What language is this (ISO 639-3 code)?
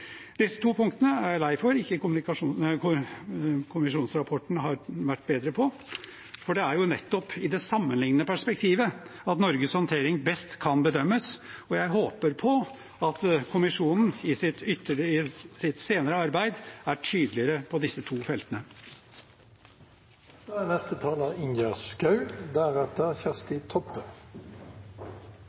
nob